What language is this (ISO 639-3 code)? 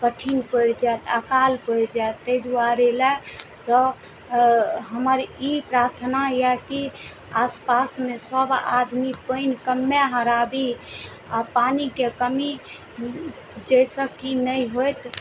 mai